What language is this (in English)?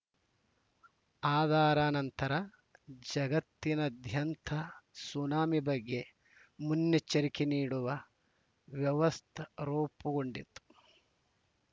Kannada